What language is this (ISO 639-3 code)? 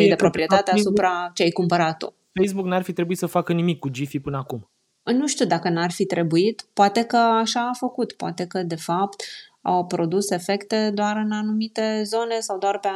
ron